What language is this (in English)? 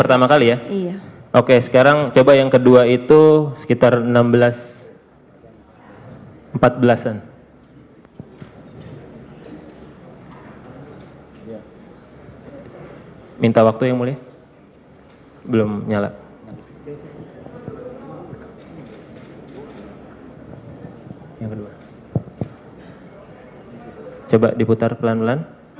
Indonesian